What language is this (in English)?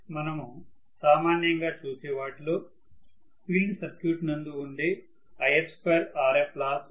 Telugu